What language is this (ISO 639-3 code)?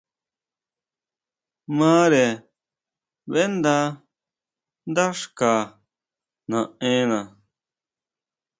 mau